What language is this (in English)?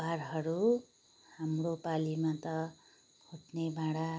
Nepali